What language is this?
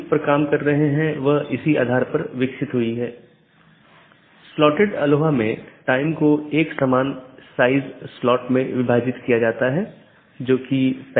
Hindi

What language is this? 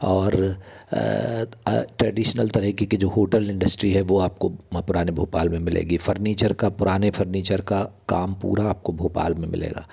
Hindi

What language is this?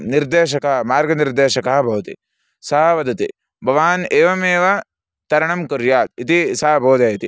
Sanskrit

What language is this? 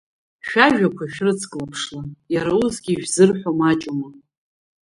Abkhazian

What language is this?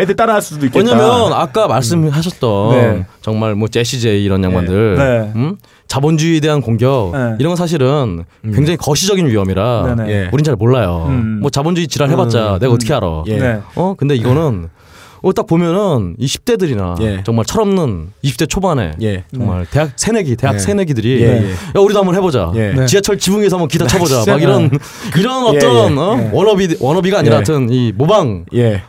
Korean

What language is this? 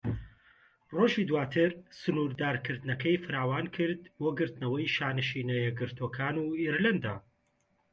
Central Kurdish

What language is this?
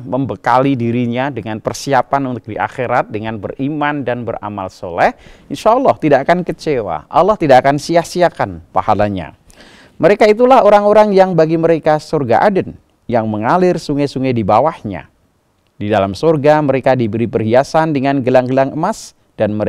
Indonesian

